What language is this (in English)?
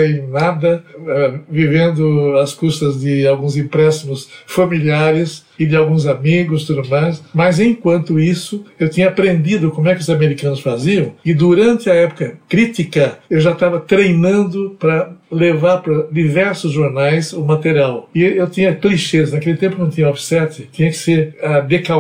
Portuguese